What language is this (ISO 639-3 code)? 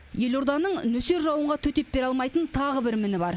kaz